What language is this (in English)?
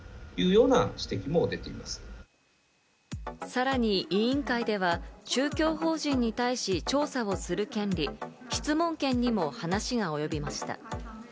Japanese